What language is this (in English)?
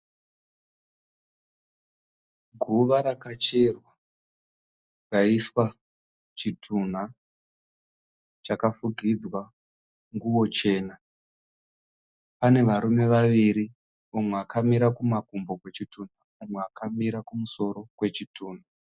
Shona